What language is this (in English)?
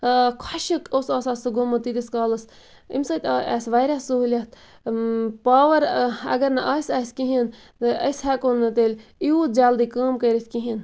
Kashmiri